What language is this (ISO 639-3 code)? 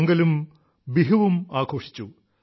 mal